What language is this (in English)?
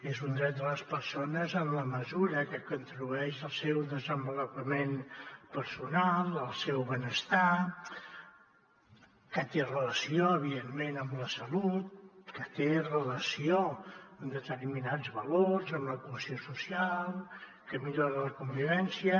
Catalan